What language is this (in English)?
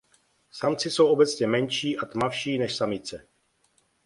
Czech